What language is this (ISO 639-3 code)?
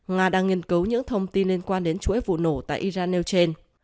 vie